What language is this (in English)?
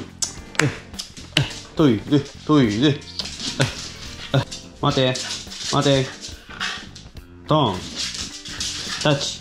Japanese